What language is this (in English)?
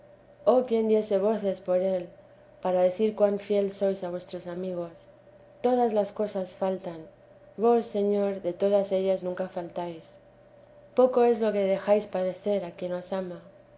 Spanish